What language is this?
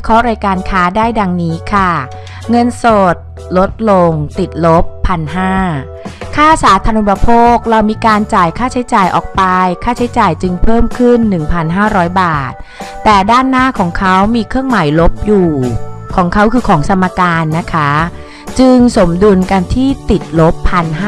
Thai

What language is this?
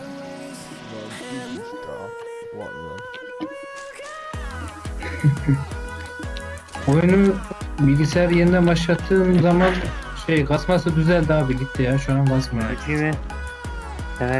Turkish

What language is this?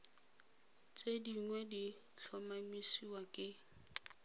Tswana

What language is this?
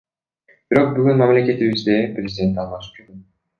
Kyrgyz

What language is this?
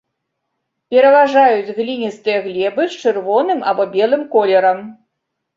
Belarusian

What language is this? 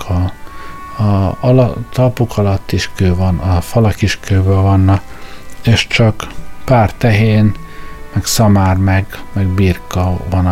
Hungarian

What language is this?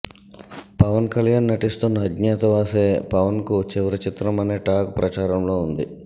Telugu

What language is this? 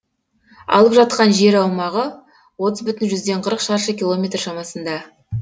Kazakh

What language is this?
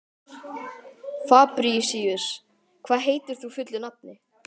Icelandic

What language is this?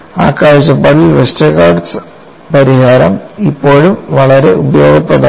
Malayalam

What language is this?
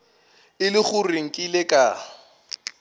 Northern Sotho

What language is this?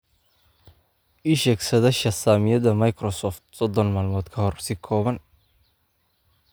Somali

